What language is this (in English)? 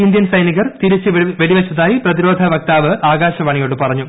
Malayalam